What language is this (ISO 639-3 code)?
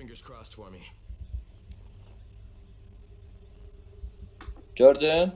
tur